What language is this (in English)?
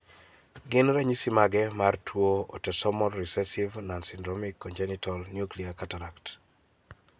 Luo (Kenya and Tanzania)